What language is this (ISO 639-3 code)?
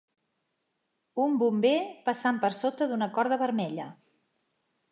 cat